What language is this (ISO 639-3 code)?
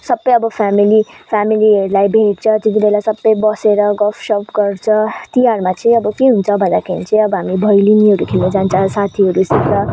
nep